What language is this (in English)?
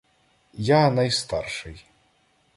Ukrainian